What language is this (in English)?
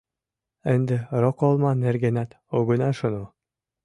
Mari